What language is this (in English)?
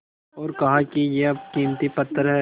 Hindi